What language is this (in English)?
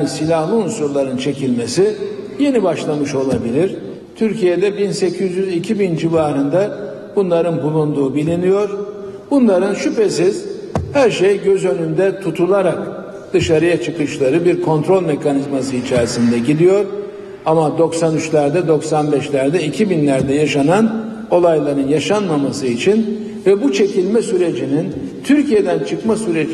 Turkish